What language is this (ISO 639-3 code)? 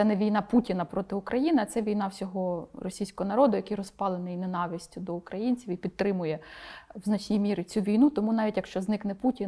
ukr